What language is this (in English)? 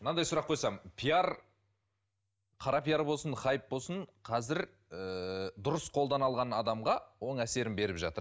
Kazakh